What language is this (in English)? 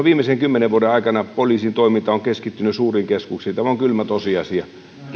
Finnish